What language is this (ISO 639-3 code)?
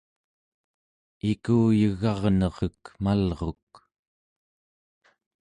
esu